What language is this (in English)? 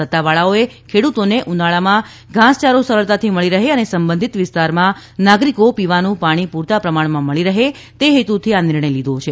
Gujarati